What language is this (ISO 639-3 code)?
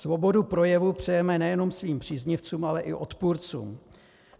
ces